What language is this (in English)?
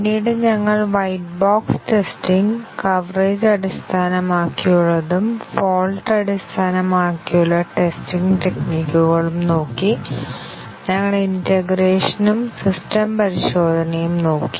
Malayalam